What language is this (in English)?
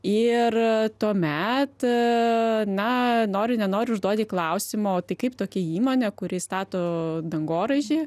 Lithuanian